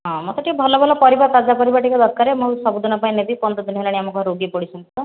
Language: Odia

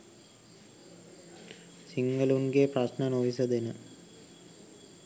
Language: Sinhala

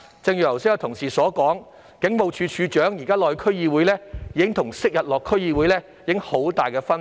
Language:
Cantonese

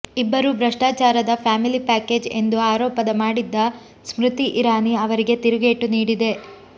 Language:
Kannada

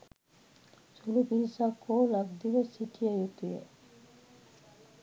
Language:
Sinhala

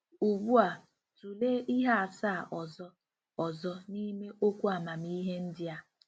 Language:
Igbo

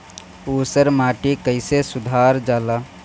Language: Bhojpuri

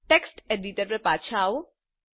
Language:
Gujarati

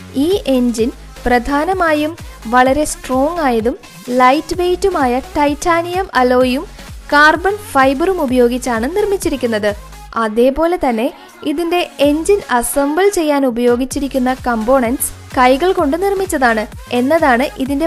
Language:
Malayalam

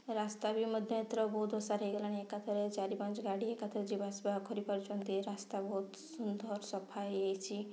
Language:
Odia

